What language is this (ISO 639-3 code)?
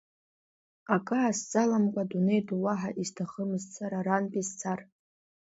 abk